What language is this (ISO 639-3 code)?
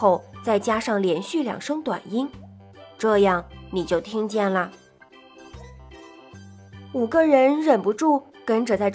zho